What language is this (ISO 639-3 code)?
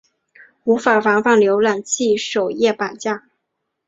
zho